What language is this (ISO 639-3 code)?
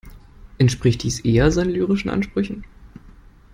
deu